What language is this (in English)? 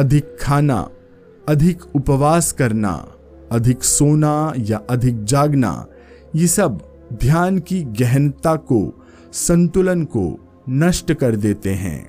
Hindi